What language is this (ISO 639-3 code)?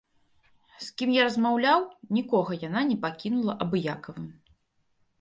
bel